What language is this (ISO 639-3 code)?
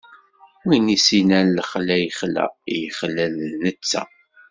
kab